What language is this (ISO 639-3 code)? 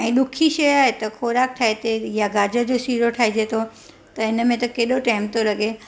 snd